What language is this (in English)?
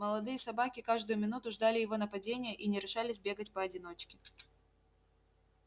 Russian